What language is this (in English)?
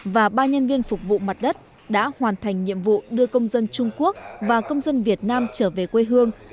Vietnamese